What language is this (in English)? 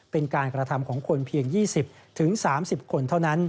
Thai